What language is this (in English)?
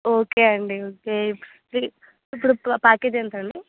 Telugu